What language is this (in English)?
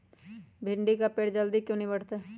Magahi